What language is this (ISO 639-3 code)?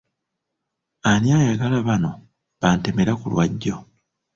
lug